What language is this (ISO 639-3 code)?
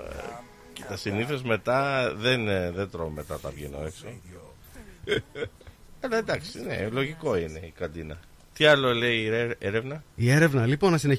ell